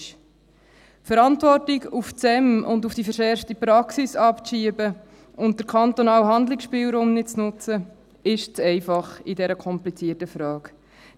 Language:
Swiss German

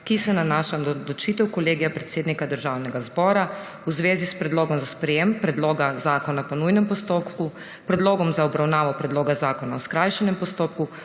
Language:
Slovenian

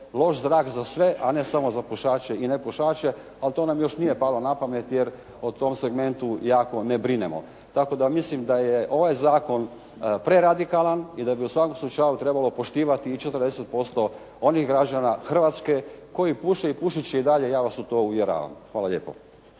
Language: Croatian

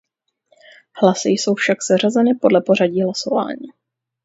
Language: Czech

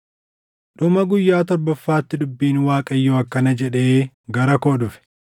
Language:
Oromo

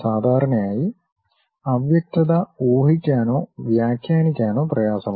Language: Malayalam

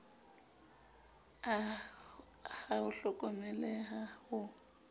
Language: Southern Sotho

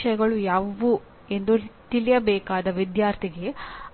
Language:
Kannada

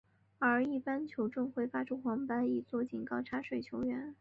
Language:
Chinese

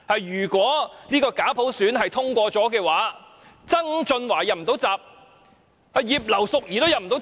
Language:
Cantonese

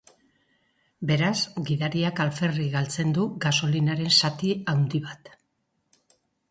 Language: Basque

